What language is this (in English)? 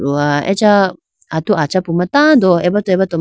Idu-Mishmi